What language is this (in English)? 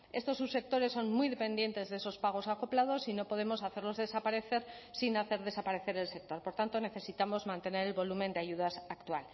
Spanish